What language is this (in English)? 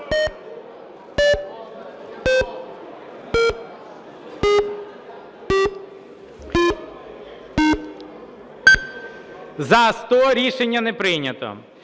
Ukrainian